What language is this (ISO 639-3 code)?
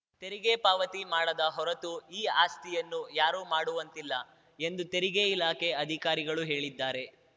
kan